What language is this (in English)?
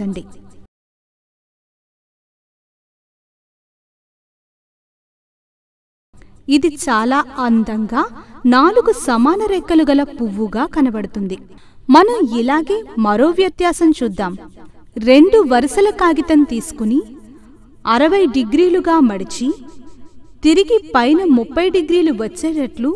Hindi